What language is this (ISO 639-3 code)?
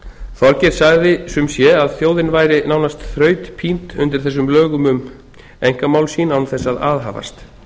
isl